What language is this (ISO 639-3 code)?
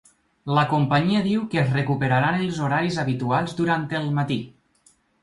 cat